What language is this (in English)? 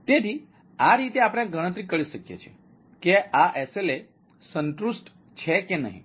Gujarati